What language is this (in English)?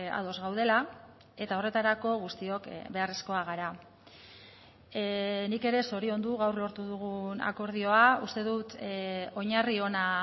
Basque